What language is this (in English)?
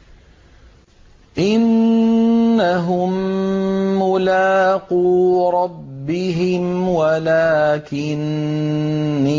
Arabic